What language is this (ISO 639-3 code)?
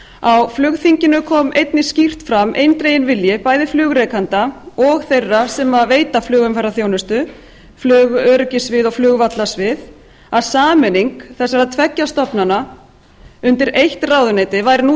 isl